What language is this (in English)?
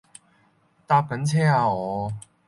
Cantonese